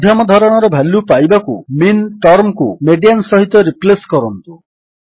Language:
Odia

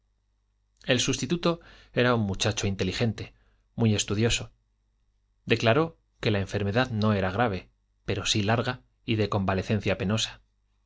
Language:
Spanish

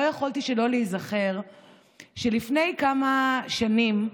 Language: Hebrew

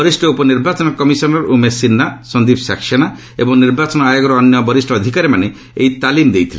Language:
Odia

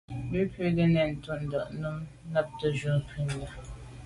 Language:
Medumba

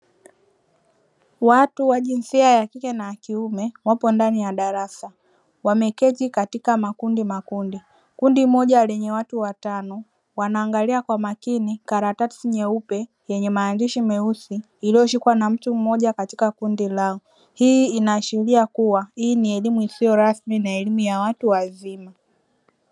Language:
Swahili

